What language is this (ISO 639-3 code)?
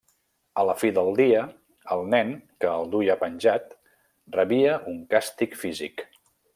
cat